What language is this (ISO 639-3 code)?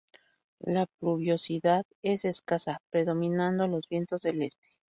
spa